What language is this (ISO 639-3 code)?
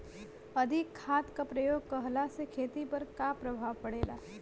bho